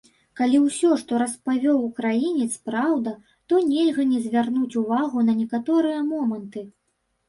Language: Belarusian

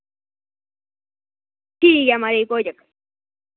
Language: Dogri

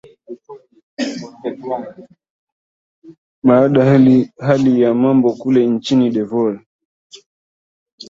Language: Swahili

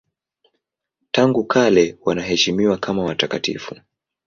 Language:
Swahili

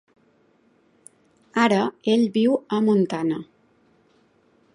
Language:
Catalan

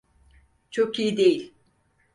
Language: Turkish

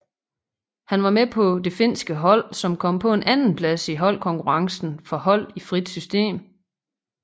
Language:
Danish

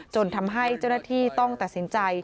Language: Thai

